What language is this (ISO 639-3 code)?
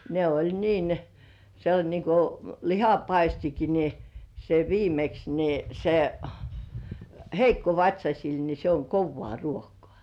fin